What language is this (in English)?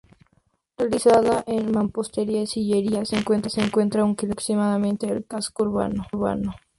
Spanish